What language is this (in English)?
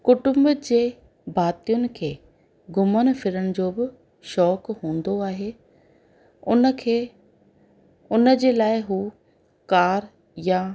Sindhi